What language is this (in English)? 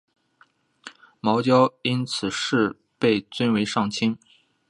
Chinese